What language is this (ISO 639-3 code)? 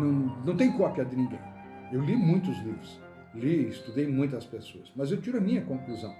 por